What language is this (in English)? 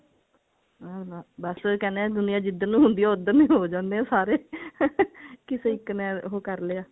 Punjabi